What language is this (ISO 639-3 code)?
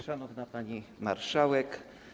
pol